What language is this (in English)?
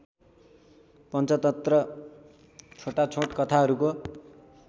Nepali